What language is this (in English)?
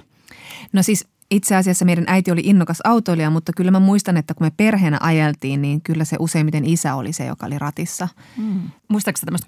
Finnish